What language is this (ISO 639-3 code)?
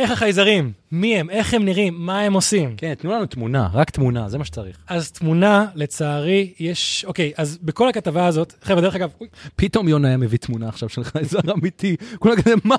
heb